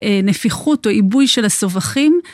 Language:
Hebrew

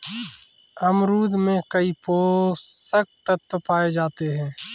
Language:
Hindi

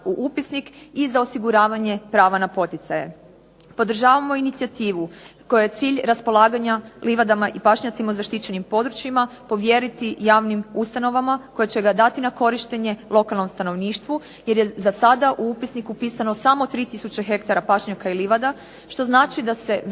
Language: Croatian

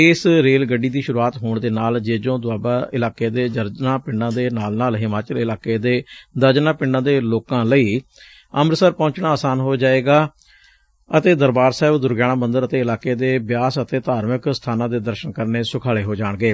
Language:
Punjabi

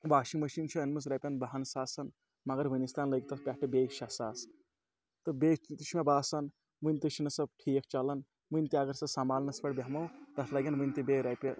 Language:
Kashmiri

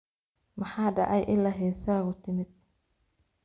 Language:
Somali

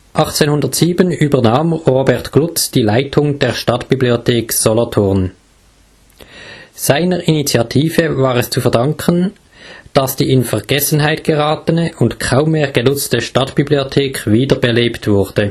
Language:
German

